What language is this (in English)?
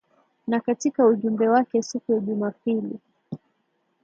Swahili